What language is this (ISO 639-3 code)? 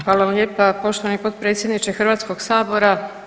hrv